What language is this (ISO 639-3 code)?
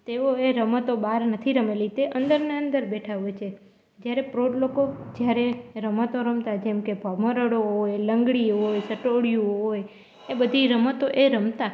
guj